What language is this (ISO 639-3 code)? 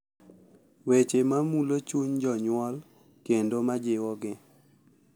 luo